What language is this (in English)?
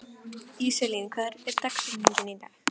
Icelandic